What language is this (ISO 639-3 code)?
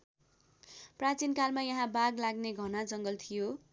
nep